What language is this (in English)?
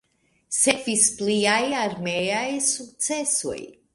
Esperanto